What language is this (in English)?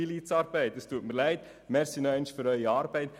Swiss German